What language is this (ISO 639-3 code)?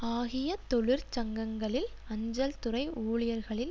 tam